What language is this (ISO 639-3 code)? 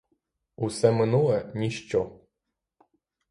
ukr